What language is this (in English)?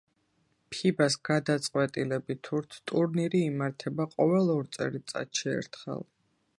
Georgian